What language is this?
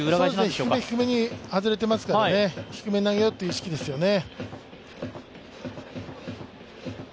Japanese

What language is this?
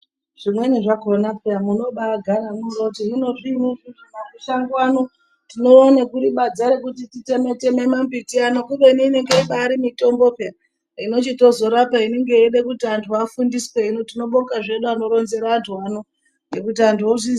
Ndau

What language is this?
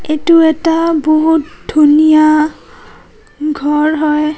Assamese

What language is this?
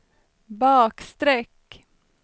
Swedish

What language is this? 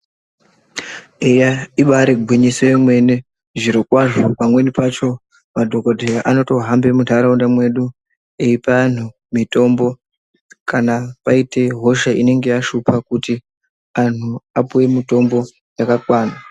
Ndau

